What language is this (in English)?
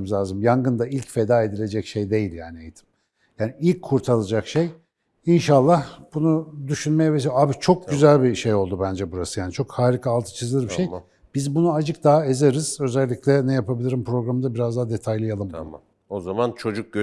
Turkish